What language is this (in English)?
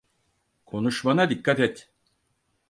Turkish